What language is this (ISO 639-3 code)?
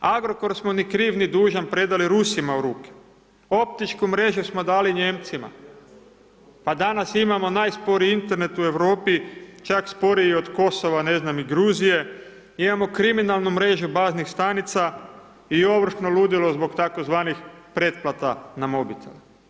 hrv